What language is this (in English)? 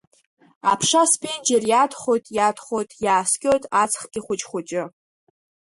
Abkhazian